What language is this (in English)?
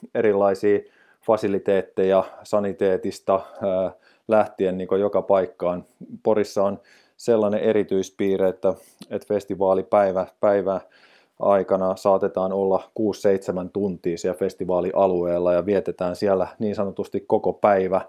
Finnish